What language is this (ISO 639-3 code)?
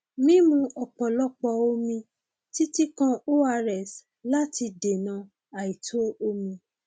yor